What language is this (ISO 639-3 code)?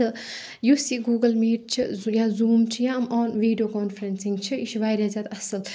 kas